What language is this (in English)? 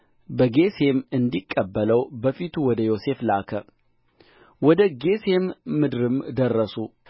Amharic